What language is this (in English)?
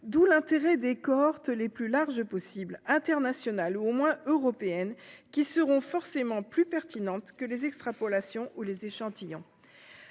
French